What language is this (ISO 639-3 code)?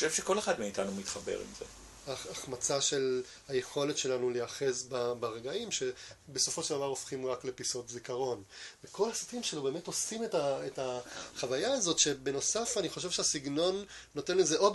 heb